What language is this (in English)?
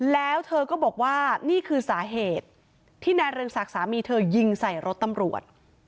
Thai